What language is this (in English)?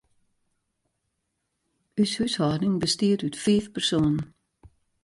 Western Frisian